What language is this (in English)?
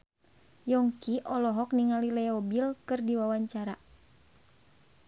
Sundanese